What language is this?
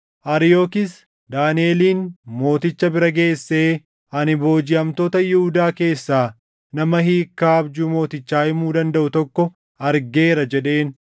Oromo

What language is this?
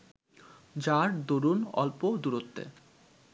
Bangla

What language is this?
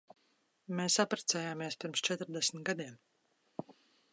Latvian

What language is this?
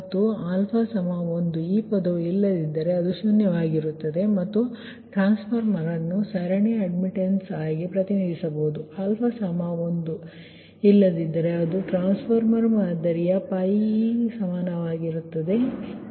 Kannada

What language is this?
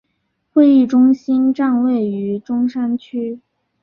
Chinese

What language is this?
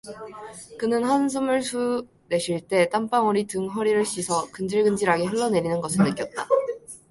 Korean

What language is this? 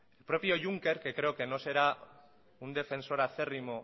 Spanish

